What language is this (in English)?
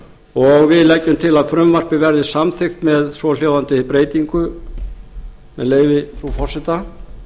Icelandic